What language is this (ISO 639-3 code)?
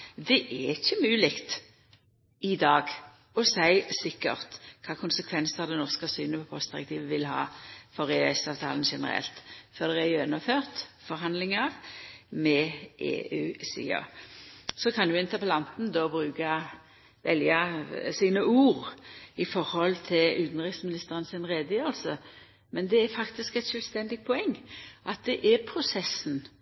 nno